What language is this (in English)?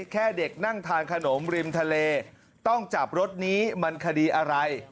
Thai